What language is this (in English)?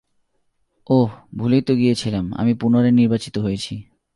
Bangla